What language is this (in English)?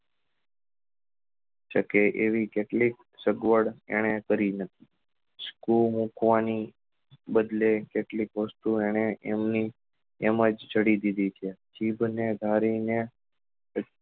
Gujarati